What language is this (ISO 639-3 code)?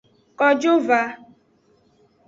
ajg